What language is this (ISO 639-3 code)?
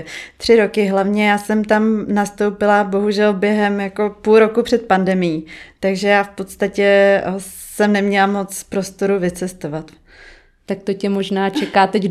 ces